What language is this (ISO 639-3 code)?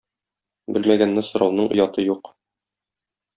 tat